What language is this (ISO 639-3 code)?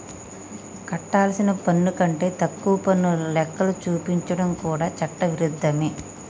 tel